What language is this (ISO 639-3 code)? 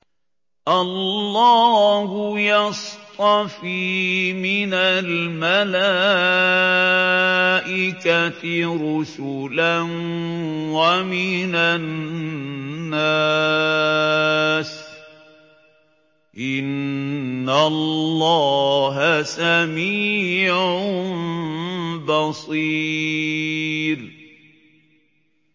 ara